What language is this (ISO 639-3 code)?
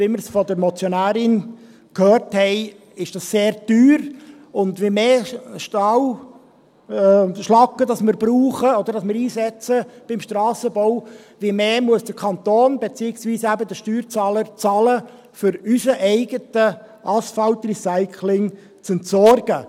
gsw